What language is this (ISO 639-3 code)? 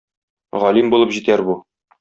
tat